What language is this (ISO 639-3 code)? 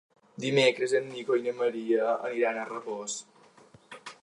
cat